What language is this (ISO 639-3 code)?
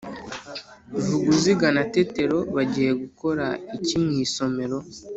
kin